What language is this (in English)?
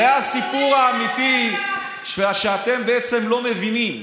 Hebrew